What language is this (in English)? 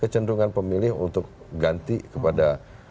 Indonesian